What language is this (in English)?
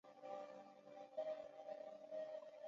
Chinese